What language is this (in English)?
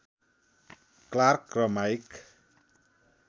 Nepali